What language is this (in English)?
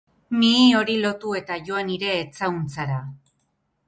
Basque